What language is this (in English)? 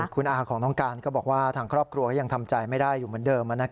Thai